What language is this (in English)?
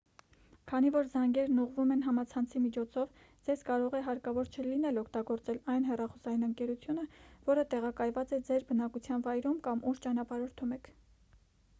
Armenian